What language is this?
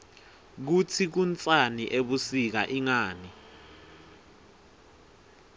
Swati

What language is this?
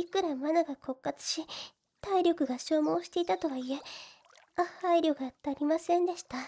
Japanese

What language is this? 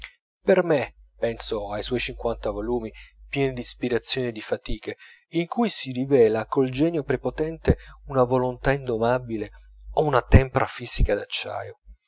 Italian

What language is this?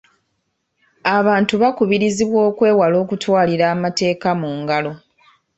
Ganda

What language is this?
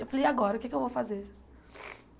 Portuguese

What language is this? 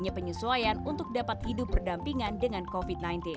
Indonesian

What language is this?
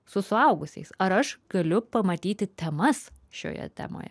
Lithuanian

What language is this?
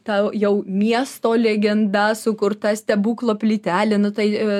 Lithuanian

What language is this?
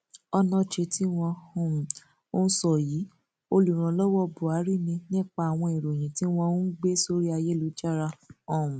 Yoruba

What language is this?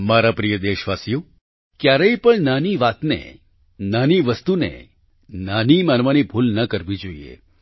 Gujarati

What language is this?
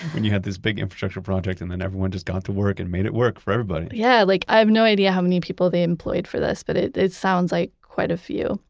English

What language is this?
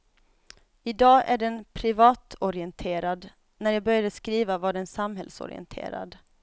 Swedish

